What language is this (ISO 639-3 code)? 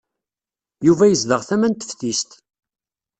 kab